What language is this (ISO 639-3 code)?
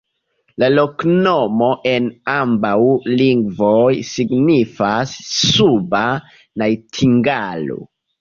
epo